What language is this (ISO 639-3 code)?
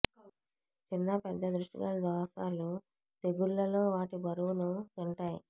tel